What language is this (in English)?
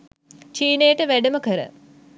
Sinhala